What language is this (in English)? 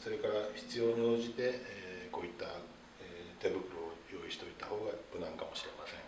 Japanese